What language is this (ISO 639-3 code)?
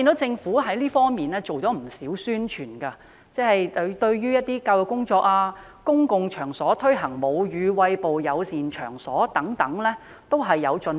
yue